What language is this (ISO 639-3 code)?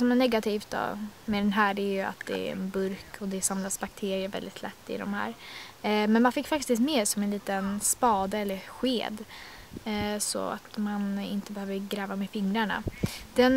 swe